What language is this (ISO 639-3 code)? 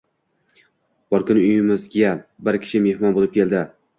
uzb